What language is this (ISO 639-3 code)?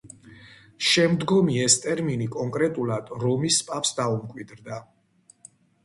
kat